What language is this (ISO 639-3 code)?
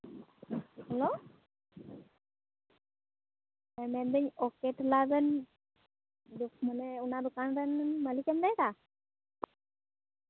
sat